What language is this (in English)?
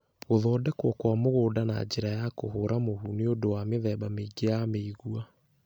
Kikuyu